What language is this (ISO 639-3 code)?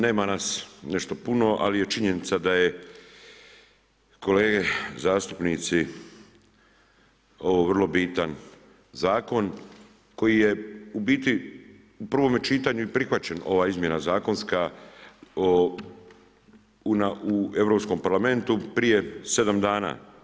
hrv